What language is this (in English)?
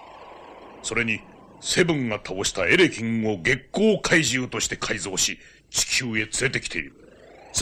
Japanese